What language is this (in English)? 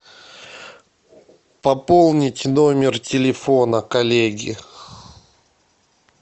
Russian